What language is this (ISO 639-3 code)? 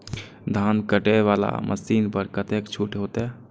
mai